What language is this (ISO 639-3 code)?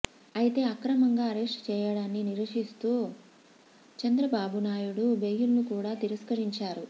tel